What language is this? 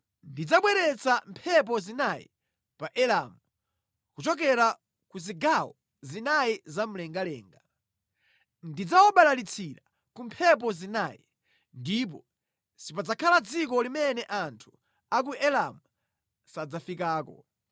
Nyanja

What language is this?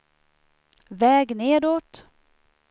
Swedish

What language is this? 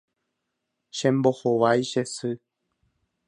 Guarani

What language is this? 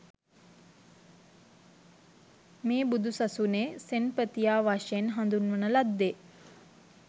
Sinhala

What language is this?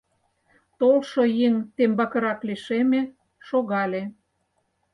Mari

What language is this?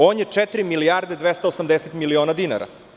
Serbian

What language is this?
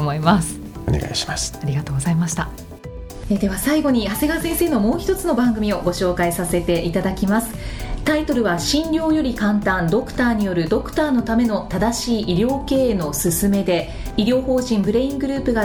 Japanese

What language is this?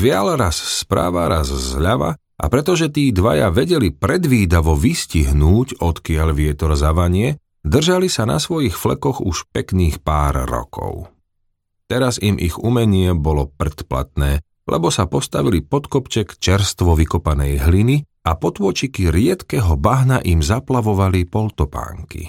Slovak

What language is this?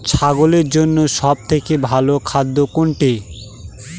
Bangla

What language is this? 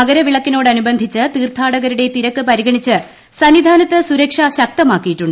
Malayalam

